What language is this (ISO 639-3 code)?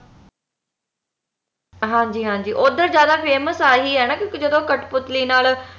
pan